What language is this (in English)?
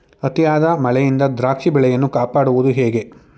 Kannada